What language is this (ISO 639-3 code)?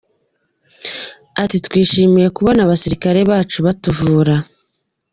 kin